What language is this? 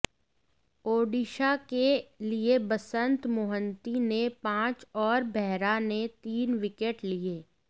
Hindi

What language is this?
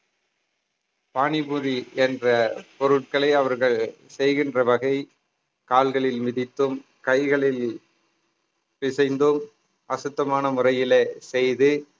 Tamil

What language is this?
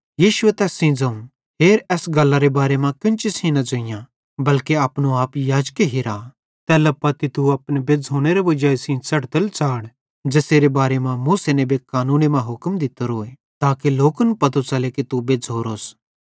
Bhadrawahi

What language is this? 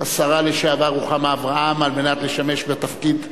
Hebrew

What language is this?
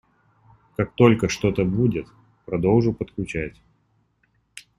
Russian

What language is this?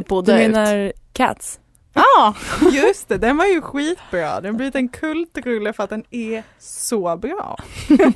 Swedish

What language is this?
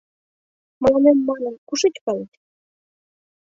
Mari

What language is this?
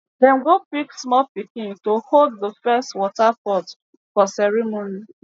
Nigerian Pidgin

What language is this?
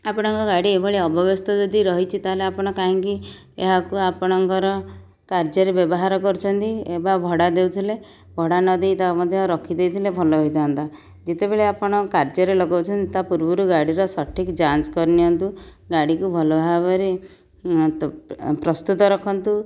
Odia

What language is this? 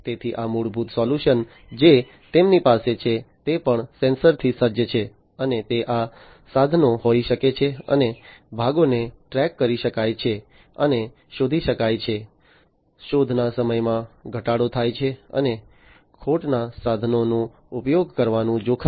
Gujarati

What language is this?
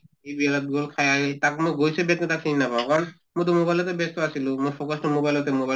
Assamese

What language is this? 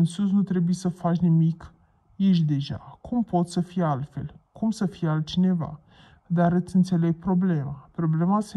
Romanian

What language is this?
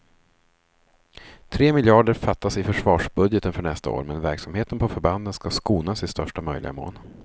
Swedish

